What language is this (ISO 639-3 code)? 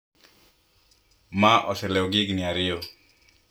luo